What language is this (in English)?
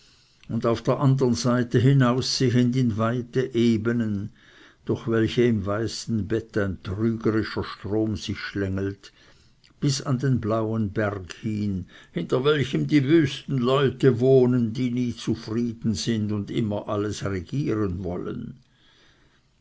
German